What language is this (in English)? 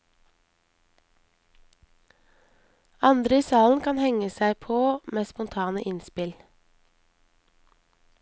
Norwegian